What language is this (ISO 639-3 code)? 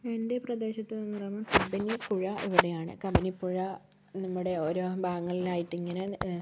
mal